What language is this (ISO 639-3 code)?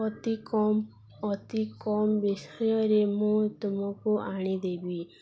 ori